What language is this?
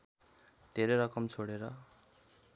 Nepali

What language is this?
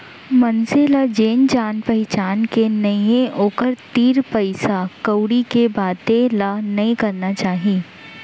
Chhattisgarhi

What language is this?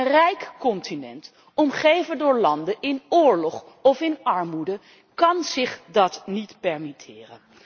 Dutch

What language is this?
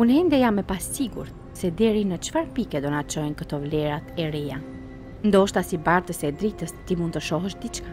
Romanian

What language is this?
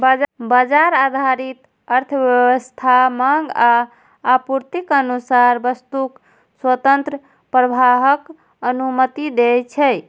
Maithili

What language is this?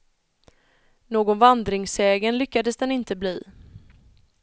Swedish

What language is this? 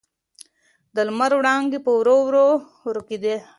Pashto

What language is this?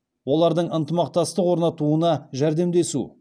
Kazakh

